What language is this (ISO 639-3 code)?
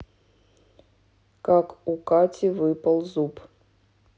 rus